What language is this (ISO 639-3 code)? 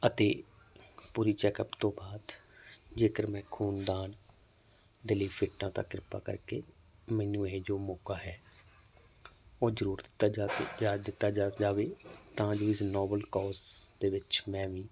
pan